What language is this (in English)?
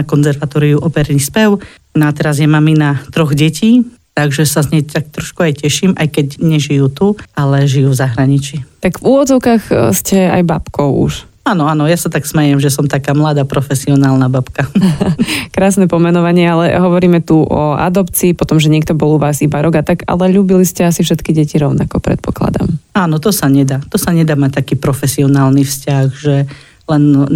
Slovak